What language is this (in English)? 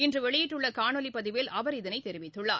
Tamil